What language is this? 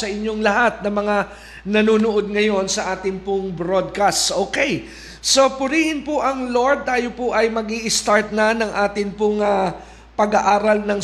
Filipino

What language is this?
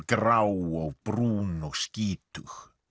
Icelandic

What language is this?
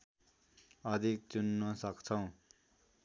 Nepali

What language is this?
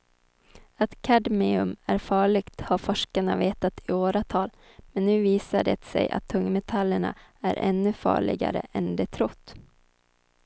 Swedish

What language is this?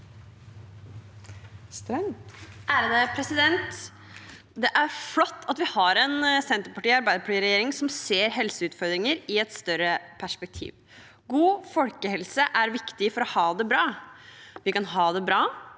Norwegian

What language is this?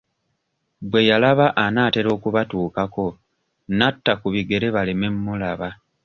Ganda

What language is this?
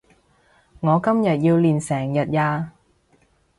Cantonese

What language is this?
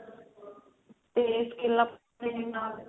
Punjabi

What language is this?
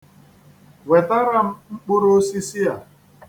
Igbo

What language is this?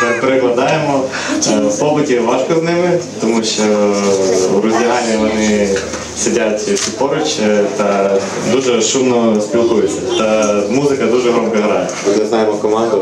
Ukrainian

